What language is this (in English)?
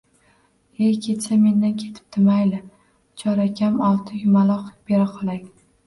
Uzbek